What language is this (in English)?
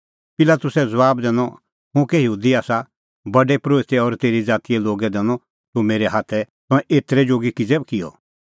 Kullu Pahari